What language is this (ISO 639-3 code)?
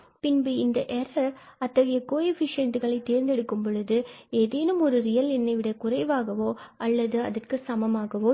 tam